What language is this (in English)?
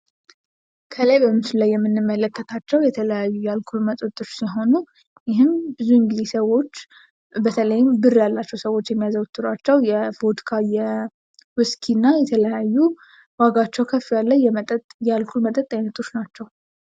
Amharic